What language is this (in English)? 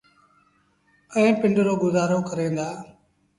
Sindhi Bhil